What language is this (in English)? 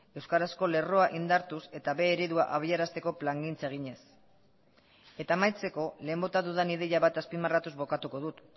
Basque